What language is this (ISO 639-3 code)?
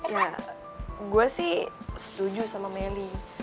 ind